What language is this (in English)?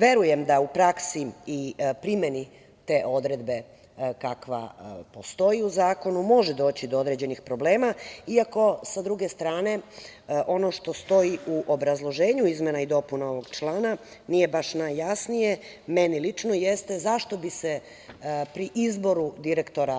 Serbian